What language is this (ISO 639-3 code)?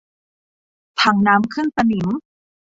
tha